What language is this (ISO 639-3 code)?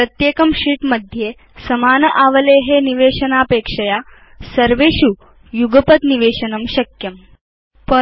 san